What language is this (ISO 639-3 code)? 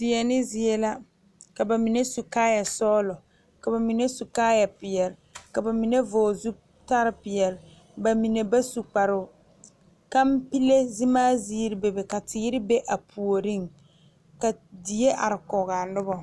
dga